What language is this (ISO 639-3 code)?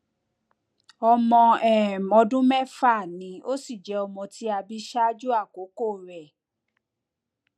yor